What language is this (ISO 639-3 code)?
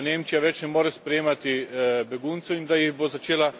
slv